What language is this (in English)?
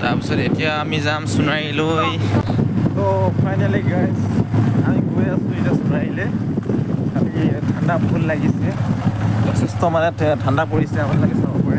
Indonesian